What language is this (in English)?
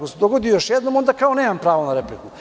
Serbian